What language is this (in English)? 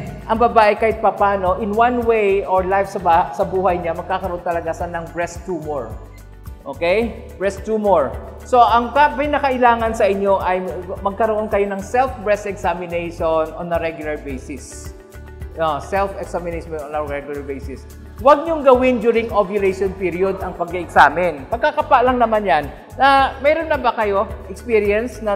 Filipino